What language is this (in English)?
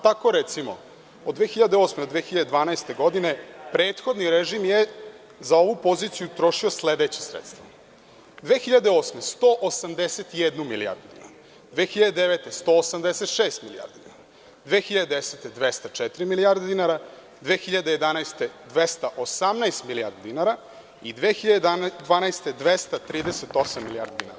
Serbian